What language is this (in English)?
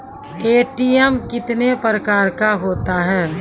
Maithili